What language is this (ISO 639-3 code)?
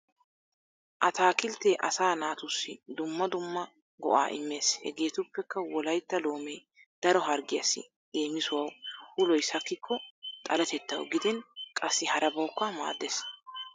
wal